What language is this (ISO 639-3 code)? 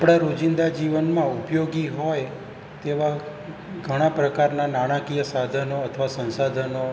guj